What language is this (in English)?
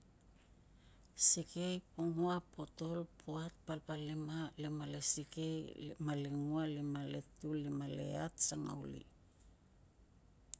Tungag